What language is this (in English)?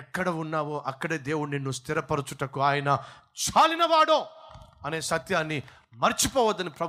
Telugu